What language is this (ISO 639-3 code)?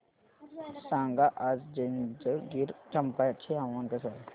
mar